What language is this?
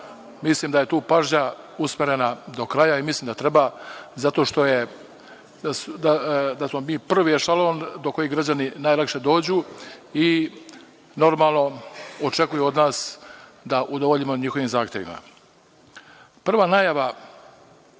Serbian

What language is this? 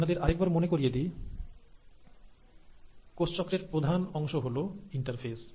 Bangla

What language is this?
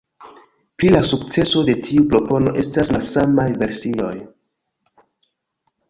Esperanto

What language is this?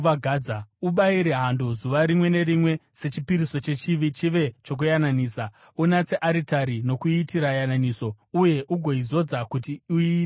Shona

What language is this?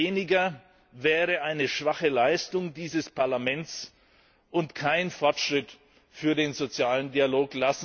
German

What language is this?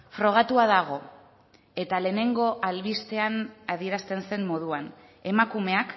Basque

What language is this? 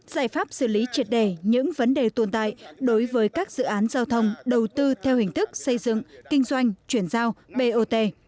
Vietnamese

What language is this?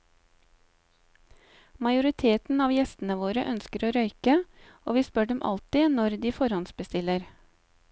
Norwegian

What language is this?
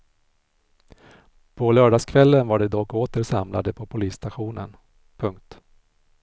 Swedish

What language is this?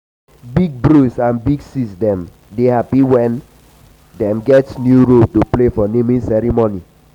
Nigerian Pidgin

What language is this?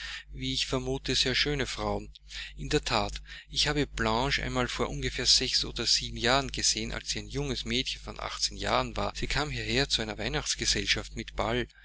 German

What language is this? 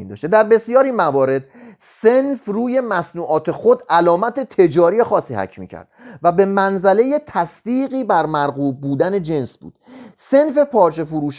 Persian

